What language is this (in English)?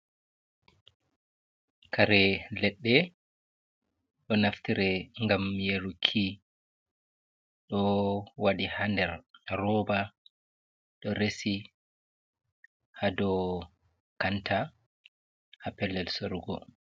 Fula